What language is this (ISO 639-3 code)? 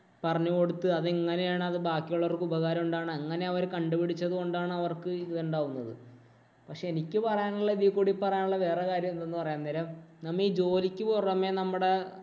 mal